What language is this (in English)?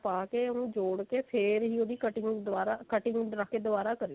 Punjabi